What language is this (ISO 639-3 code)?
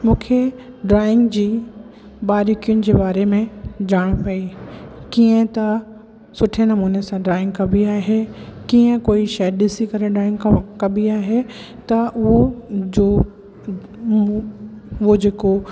snd